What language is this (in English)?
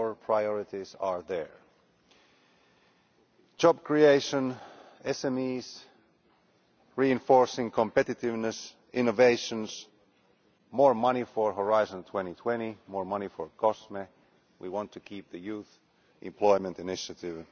English